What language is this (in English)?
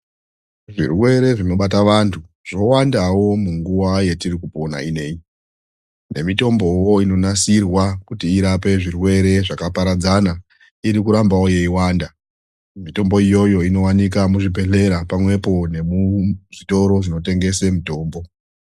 Ndau